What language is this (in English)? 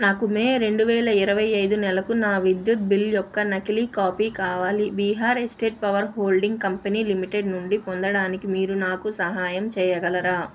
Telugu